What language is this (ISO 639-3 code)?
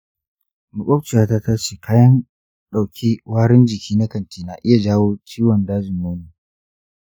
hau